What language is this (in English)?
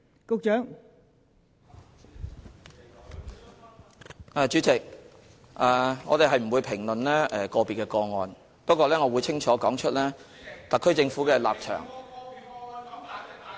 Cantonese